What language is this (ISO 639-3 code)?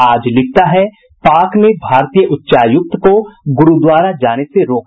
hin